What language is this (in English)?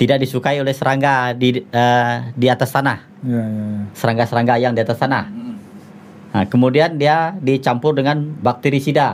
Indonesian